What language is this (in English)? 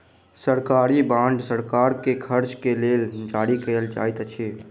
Maithili